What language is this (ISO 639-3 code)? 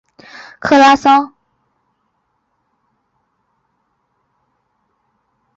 zho